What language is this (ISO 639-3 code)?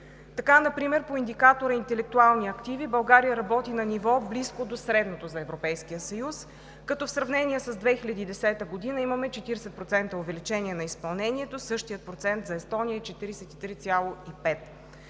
bul